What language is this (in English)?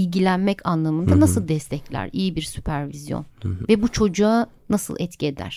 Turkish